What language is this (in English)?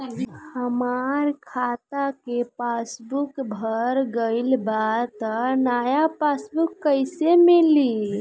Bhojpuri